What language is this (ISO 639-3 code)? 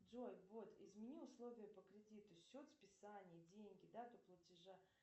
rus